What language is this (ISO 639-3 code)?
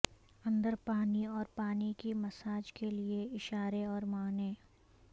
urd